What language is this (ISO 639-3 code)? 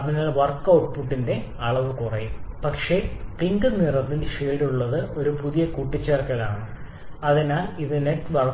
mal